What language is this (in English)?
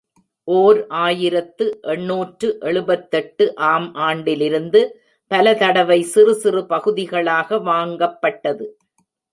Tamil